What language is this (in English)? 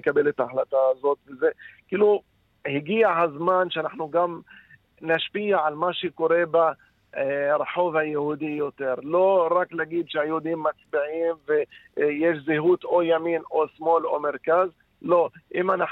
Hebrew